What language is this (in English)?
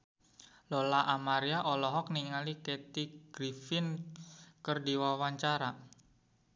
Sundanese